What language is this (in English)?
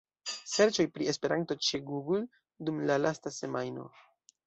Esperanto